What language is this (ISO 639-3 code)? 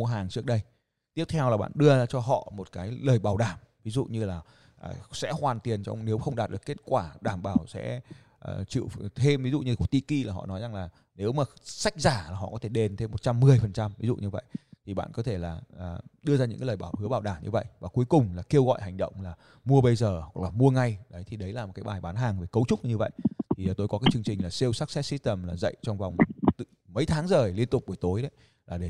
vie